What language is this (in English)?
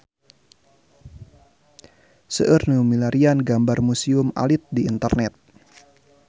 Sundanese